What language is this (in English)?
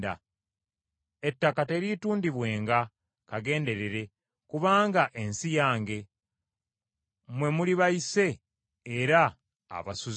Ganda